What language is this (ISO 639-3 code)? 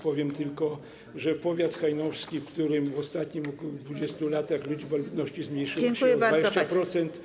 pol